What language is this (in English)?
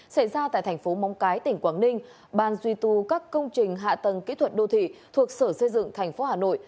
Vietnamese